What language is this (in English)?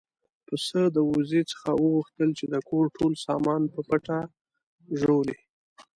Pashto